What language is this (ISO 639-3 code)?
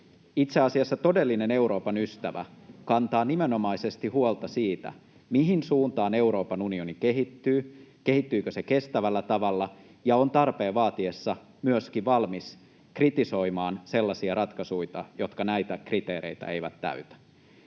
fin